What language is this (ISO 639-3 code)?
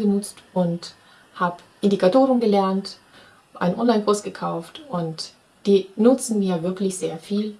deu